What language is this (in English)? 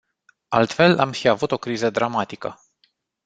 Romanian